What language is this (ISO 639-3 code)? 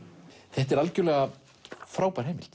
isl